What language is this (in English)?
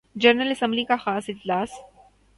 Urdu